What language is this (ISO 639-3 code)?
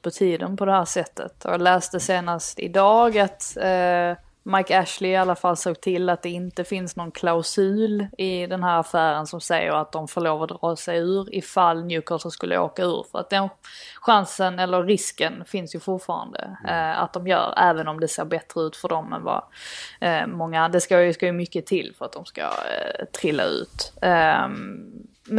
swe